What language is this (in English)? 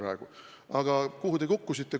Estonian